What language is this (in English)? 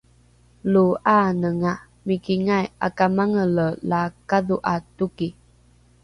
Rukai